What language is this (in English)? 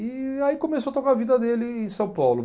Portuguese